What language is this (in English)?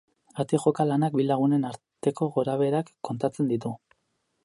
Basque